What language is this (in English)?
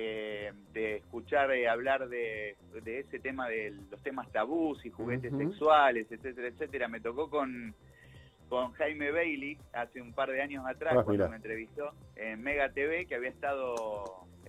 Spanish